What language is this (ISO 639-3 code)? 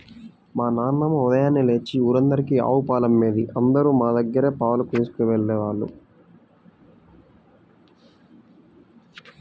tel